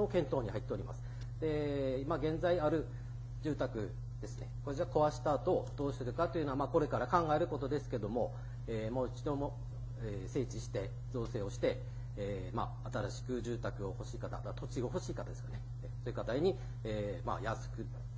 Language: Japanese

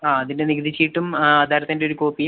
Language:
Malayalam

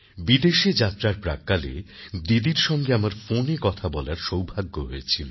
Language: Bangla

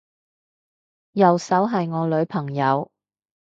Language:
Cantonese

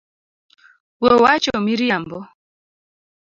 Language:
Luo (Kenya and Tanzania)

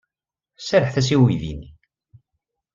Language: Kabyle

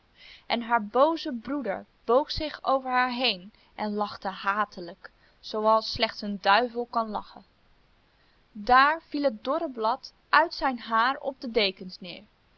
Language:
Dutch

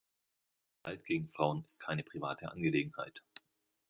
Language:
German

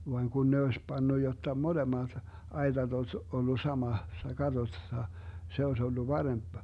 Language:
Finnish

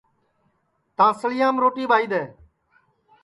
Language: Sansi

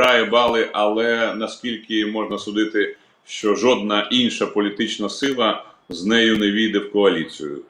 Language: Ukrainian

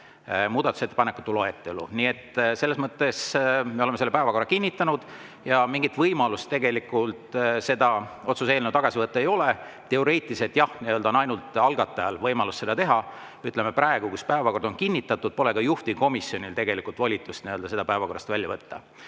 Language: Estonian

